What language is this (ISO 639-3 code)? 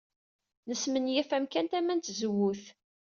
kab